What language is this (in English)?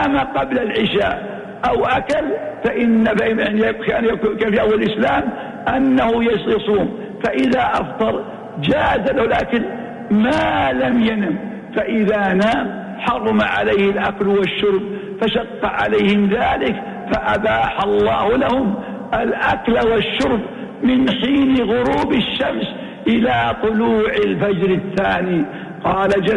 Arabic